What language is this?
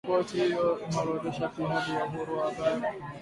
Swahili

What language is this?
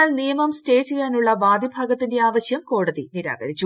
Malayalam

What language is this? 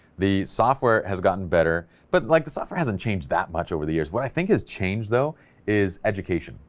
English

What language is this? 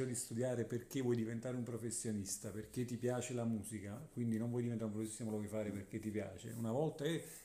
Italian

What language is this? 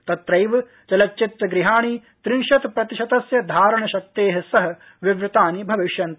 Sanskrit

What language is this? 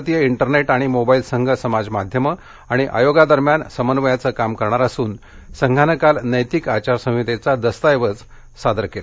Marathi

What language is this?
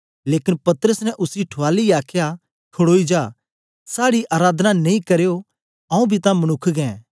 Dogri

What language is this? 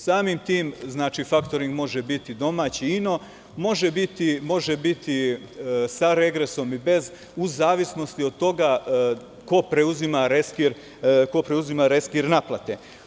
Serbian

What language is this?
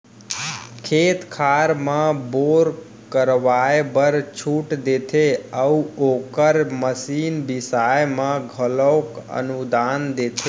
Chhattisgarhi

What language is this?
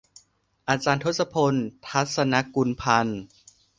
Thai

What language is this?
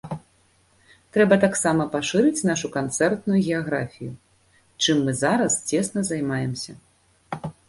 Belarusian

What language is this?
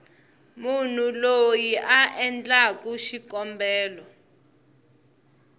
Tsonga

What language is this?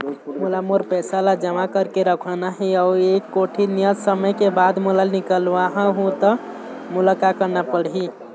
Chhattisgarhi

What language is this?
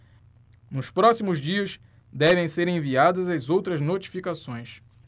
Portuguese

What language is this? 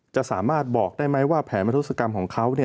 Thai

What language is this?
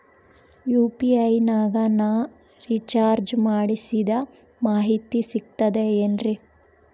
Kannada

